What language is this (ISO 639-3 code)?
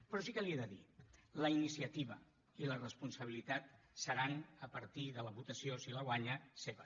cat